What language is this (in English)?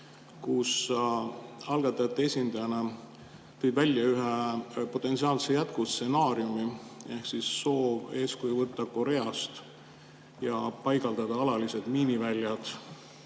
Estonian